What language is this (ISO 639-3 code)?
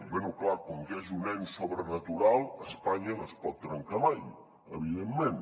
cat